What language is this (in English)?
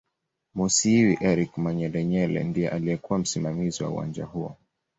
Swahili